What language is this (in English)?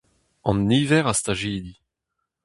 Breton